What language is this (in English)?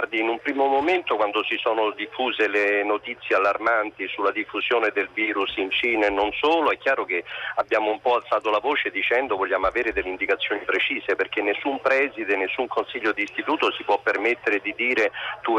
Italian